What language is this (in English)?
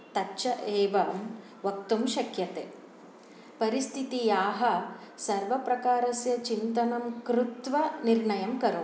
Sanskrit